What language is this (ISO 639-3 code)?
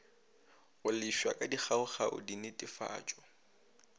nso